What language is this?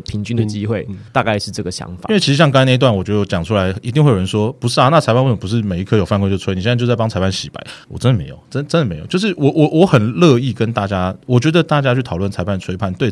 Chinese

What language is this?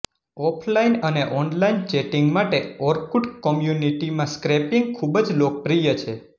Gujarati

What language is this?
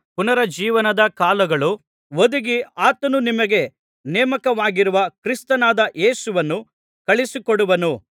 Kannada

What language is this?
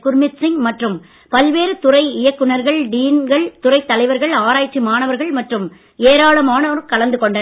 Tamil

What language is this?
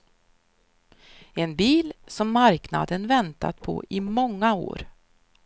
Swedish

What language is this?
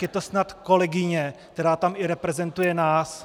Czech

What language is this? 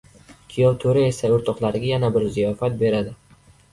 Uzbek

